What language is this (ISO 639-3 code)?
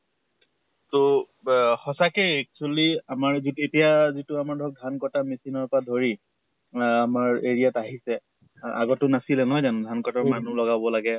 asm